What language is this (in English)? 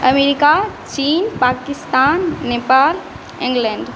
Maithili